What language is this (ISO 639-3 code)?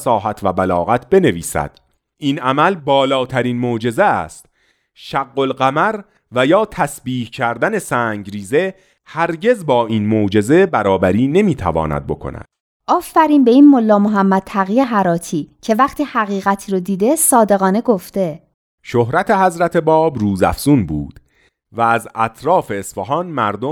fas